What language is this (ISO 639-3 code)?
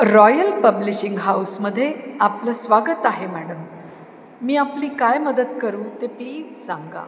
mar